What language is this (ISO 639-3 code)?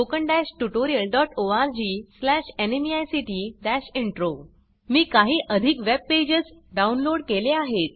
mar